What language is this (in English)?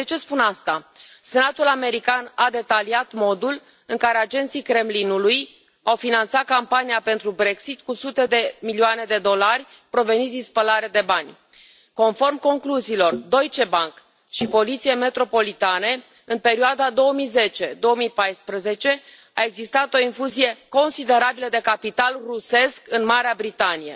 Romanian